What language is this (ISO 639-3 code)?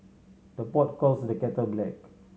eng